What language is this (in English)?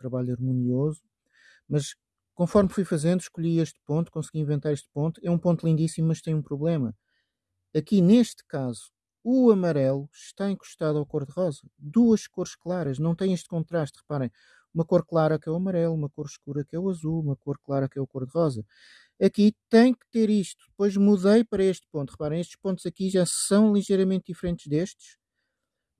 Portuguese